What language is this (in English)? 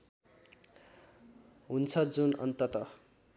Nepali